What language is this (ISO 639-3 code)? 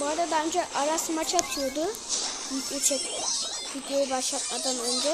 tur